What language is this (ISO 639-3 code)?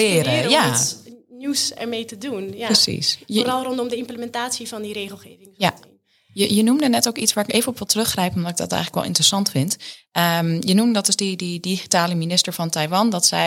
nld